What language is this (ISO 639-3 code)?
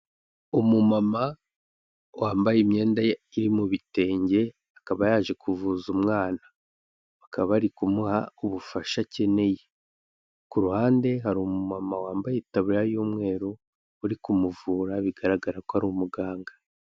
kin